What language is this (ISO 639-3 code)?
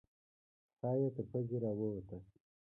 pus